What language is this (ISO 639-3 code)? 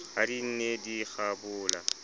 sot